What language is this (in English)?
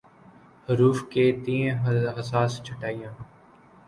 Urdu